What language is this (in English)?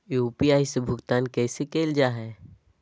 Magahi